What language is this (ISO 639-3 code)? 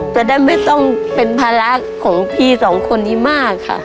tha